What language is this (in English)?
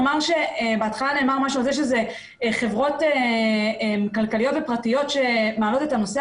Hebrew